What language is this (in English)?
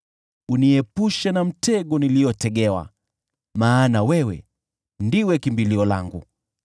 Swahili